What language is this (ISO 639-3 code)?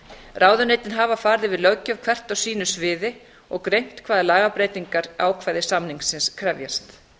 isl